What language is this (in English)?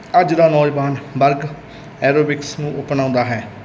Punjabi